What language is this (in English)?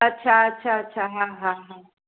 Sindhi